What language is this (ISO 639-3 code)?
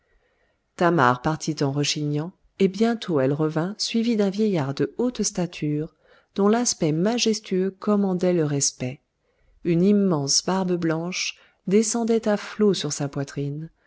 fra